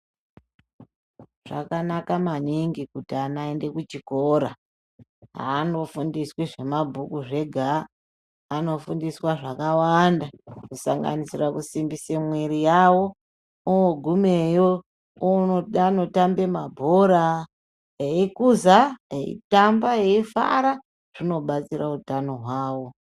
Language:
Ndau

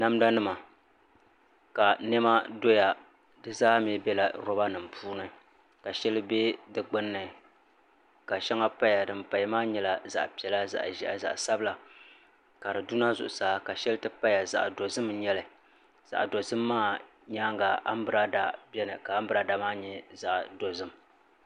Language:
Dagbani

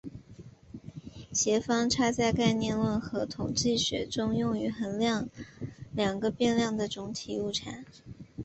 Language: Chinese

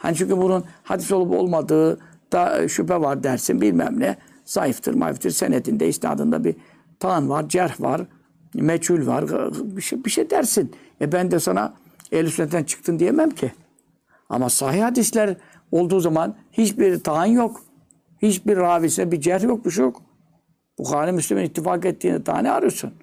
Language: Turkish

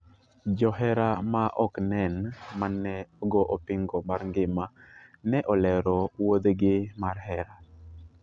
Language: Luo (Kenya and Tanzania)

